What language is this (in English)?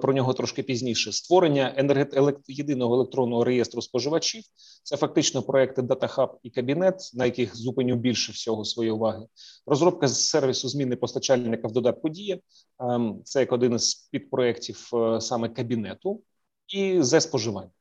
Ukrainian